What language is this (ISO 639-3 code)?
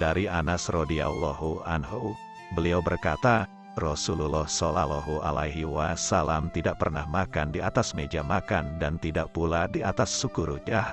ind